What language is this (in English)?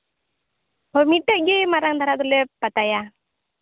Santali